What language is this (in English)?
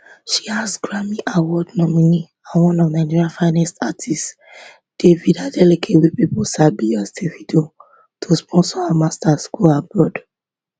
Nigerian Pidgin